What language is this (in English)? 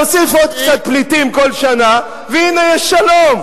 Hebrew